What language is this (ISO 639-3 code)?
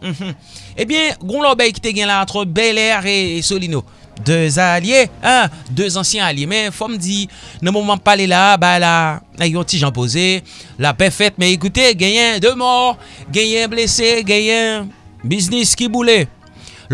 fra